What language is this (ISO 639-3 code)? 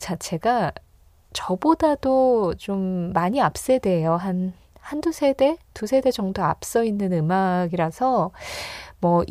kor